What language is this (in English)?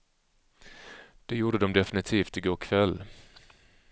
Swedish